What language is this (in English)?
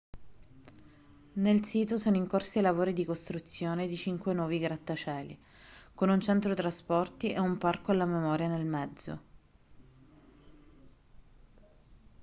Italian